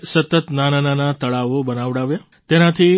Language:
Gujarati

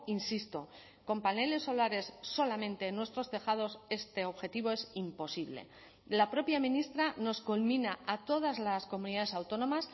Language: Spanish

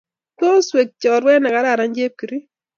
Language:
Kalenjin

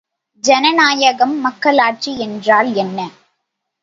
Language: Tamil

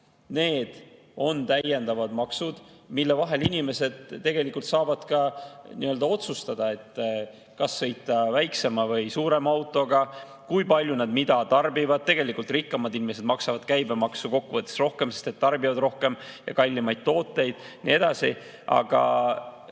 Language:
Estonian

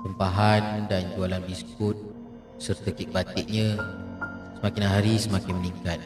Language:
Malay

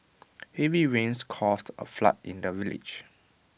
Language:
English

